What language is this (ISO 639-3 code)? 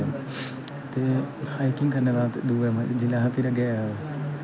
doi